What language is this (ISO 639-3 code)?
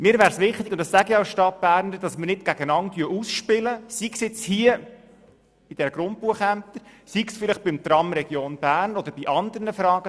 gsw